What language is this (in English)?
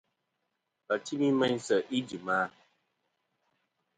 Kom